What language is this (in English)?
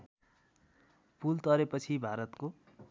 Nepali